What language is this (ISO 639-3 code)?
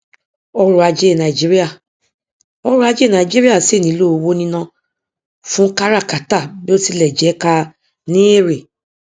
yor